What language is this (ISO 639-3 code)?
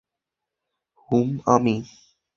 ben